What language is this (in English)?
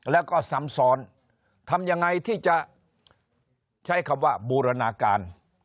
Thai